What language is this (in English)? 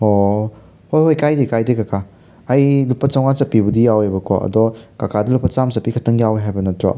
Manipuri